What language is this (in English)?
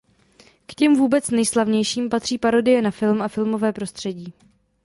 Czech